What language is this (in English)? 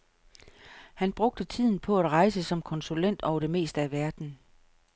Danish